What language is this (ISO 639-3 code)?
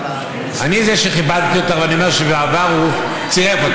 heb